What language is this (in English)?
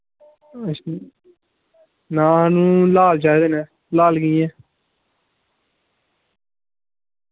Dogri